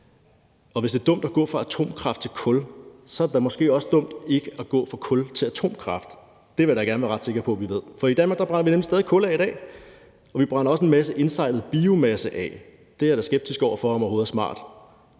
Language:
Danish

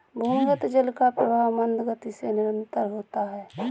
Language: Hindi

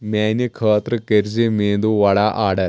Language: Kashmiri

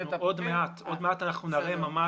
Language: Hebrew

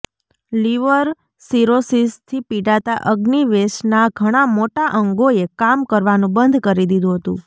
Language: Gujarati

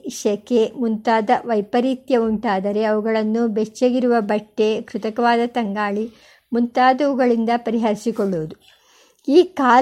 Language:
Kannada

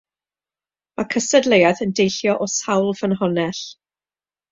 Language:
Welsh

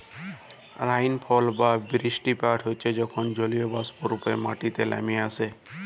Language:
Bangla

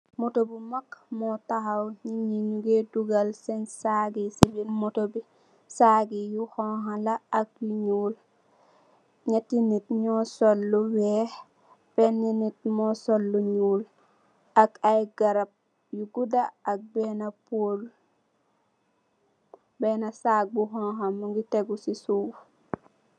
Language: Wolof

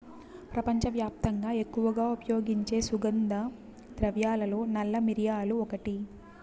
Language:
Telugu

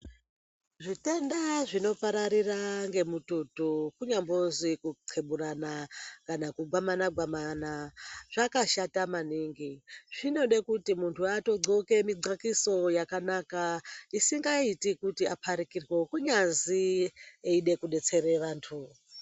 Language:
Ndau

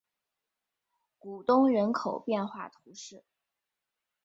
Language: Chinese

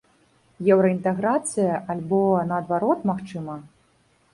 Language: Belarusian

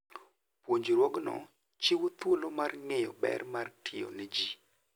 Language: Luo (Kenya and Tanzania)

